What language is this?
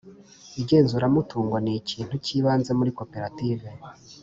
Kinyarwanda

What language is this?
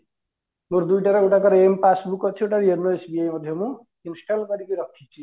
Odia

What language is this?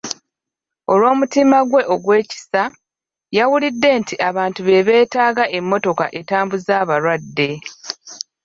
Ganda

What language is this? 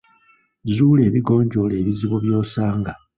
Ganda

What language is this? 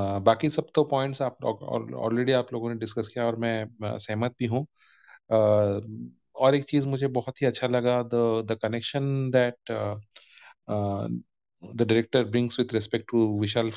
Hindi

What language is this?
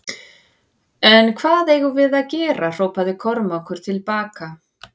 Icelandic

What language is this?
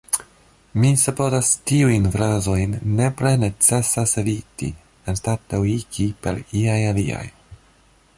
Esperanto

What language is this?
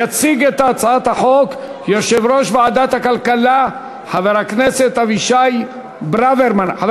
Hebrew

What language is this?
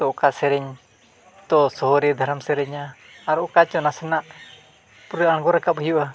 Santali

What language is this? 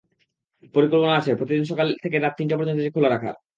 Bangla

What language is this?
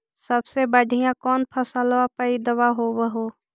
Magahi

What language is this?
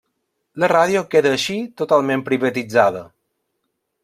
Catalan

